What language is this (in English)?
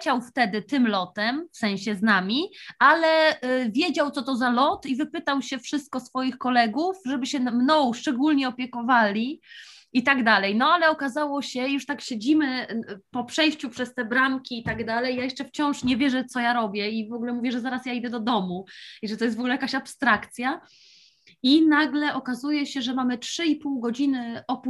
Polish